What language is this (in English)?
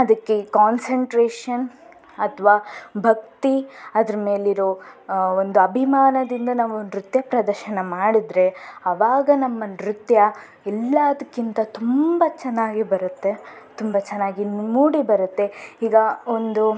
Kannada